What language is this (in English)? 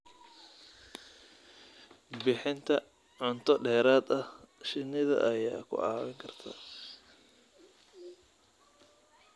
Somali